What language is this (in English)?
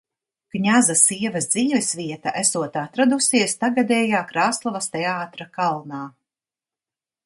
Latvian